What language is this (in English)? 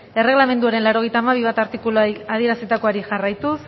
Basque